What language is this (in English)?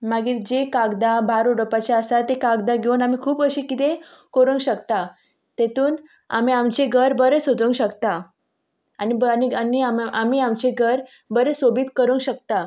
Konkani